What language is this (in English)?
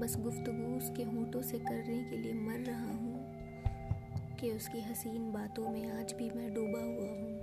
Urdu